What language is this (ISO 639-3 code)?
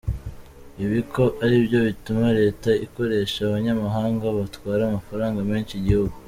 kin